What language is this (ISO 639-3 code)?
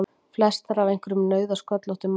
isl